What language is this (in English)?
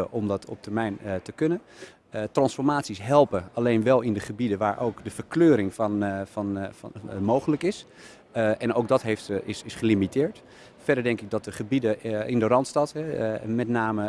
Dutch